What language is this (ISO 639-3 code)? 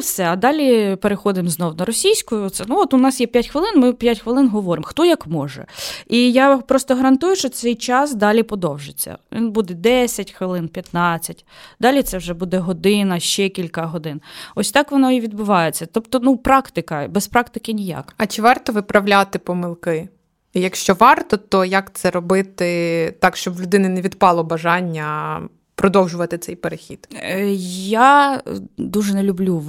ukr